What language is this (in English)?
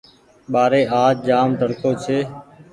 Goaria